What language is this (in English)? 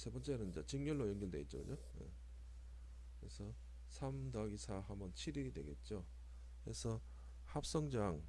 Korean